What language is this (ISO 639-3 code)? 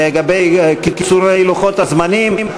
heb